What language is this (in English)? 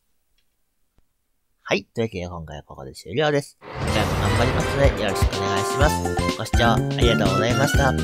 Japanese